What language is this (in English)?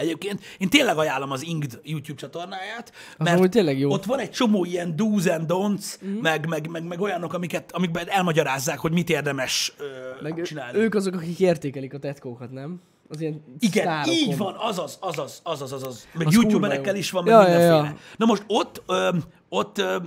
Hungarian